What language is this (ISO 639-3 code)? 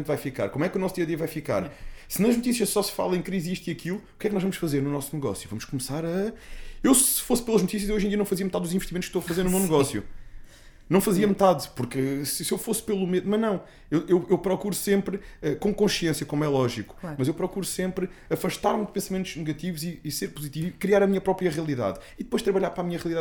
por